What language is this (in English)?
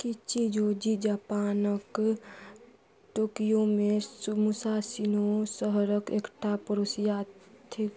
Maithili